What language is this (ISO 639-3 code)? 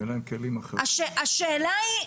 heb